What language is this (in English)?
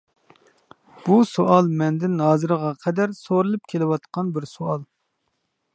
Uyghur